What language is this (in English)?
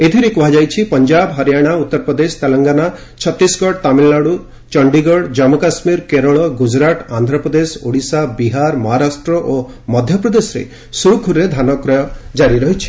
Odia